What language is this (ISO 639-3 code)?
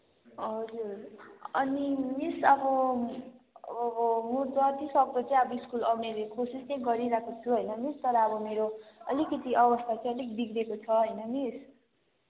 nep